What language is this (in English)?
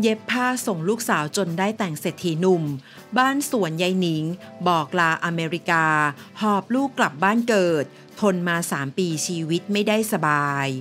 Thai